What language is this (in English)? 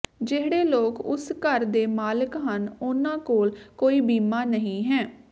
Punjabi